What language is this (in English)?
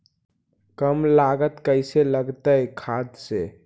Magahi